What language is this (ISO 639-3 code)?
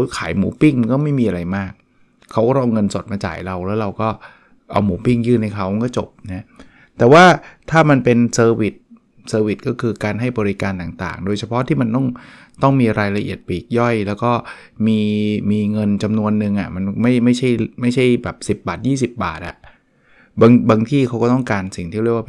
tha